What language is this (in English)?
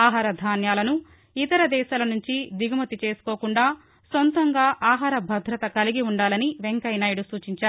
Telugu